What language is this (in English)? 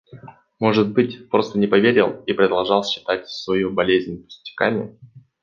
Russian